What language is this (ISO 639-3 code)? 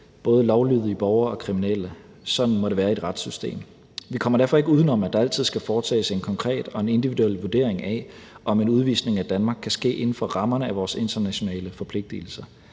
dan